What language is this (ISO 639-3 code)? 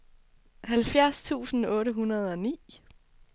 dan